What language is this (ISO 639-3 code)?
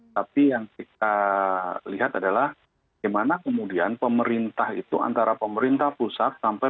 ind